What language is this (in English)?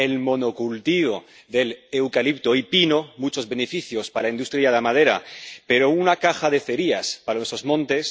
Spanish